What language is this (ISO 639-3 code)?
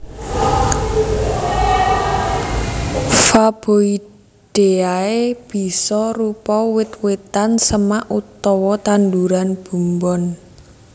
jav